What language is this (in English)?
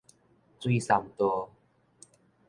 Min Nan Chinese